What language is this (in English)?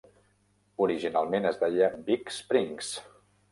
Catalan